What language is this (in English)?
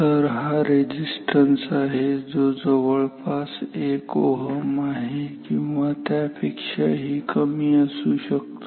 Marathi